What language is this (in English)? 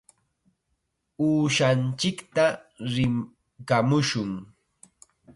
Chiquián Ancash Quechua